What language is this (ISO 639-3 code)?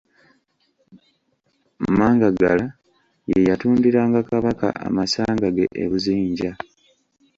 lug